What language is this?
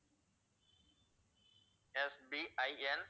Tamil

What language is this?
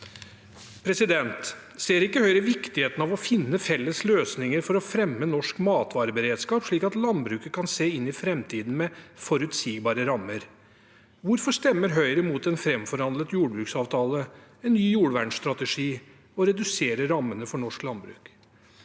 Norwegian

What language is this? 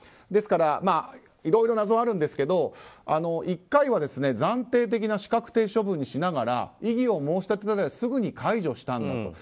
Japanese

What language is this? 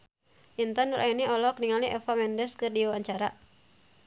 Sundanese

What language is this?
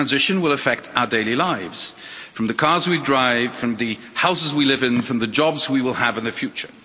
English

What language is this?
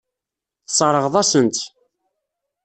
Kabyle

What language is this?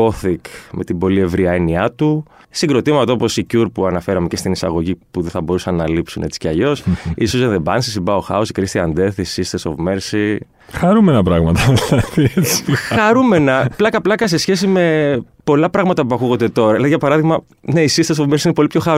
Greek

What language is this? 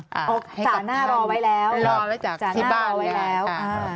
Thai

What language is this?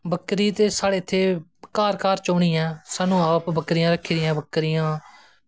Dogri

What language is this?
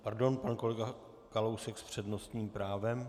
Czech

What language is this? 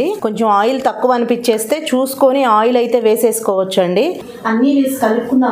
Telugu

